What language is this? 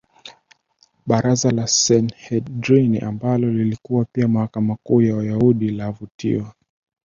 Swahili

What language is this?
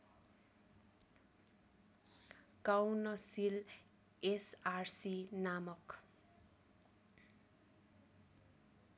Nepali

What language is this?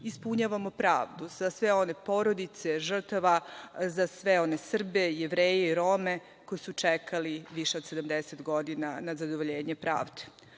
Serbian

